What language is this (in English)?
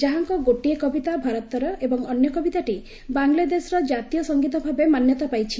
Odia